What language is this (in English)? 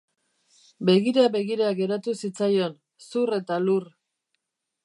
Basque